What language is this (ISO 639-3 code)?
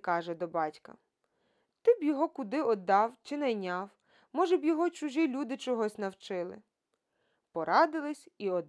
ukr